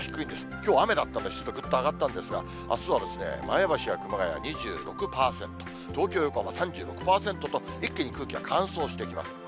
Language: Japanese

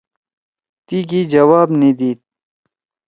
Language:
Torwali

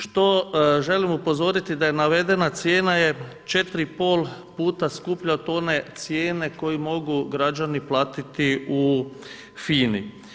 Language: Croatian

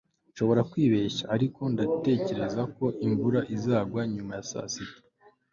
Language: Kinyarwanda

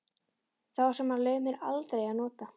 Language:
Icelandic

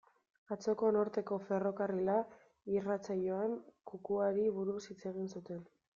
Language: Basque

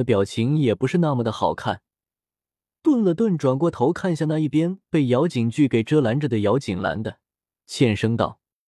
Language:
Chinese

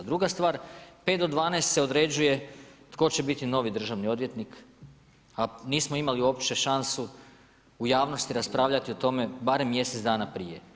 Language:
Croatian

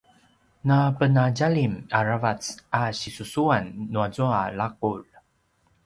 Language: Paiwan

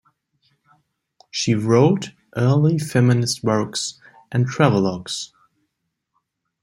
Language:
English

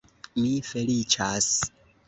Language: Esperanto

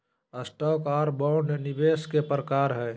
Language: Magahi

